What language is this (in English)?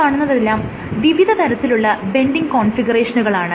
Malayalam